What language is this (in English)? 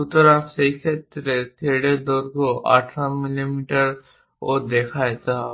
Bangla